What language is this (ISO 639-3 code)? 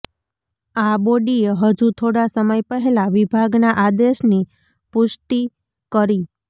guj